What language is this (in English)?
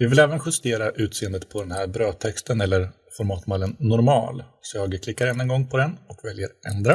Swedish